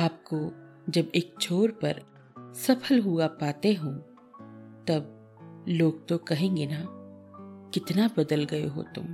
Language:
Hindi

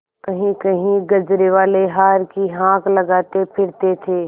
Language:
Hindi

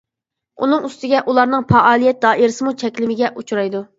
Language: Uyghur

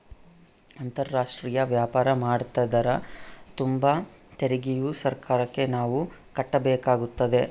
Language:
Kannada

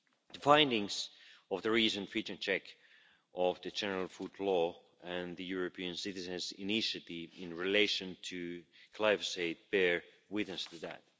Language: English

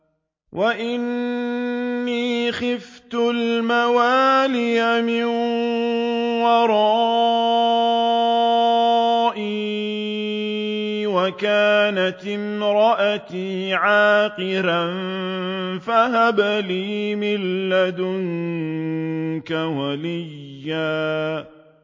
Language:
Arabic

